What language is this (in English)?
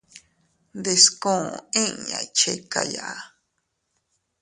Teutila Cuicatec